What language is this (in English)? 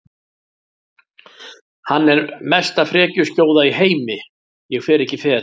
Icelandic